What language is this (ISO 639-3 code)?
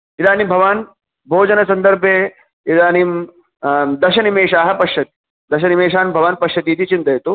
san